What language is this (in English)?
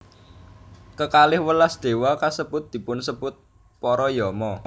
Javanese